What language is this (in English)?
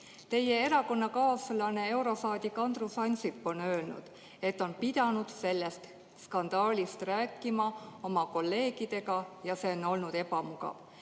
Estonian